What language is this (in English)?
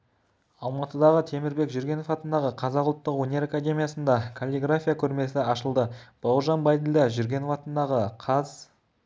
Kazakh